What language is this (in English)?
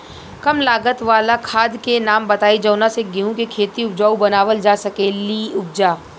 Bhojpuri